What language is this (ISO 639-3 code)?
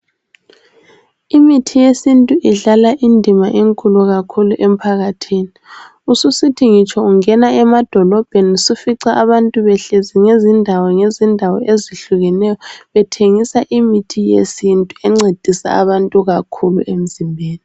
nde